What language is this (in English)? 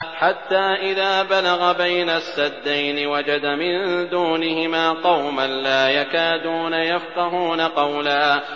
Arabic